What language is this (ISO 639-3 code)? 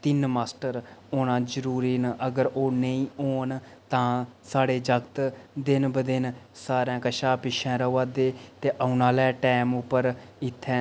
doi